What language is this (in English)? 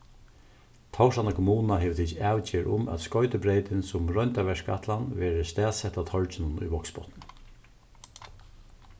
Faroese